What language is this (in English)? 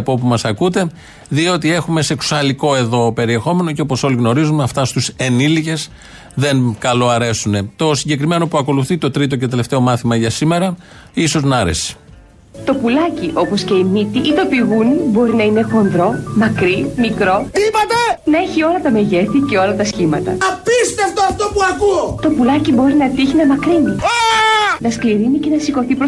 Greek